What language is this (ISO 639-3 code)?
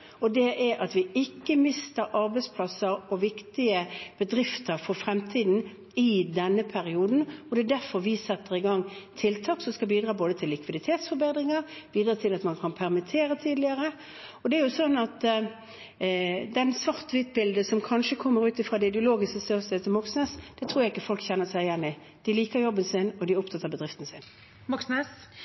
nor